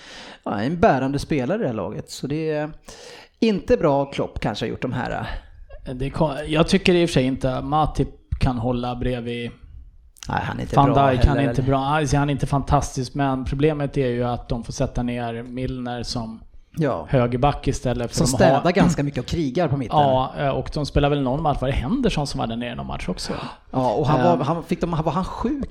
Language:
Swedish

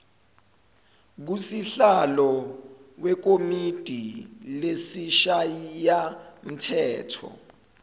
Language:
Zulu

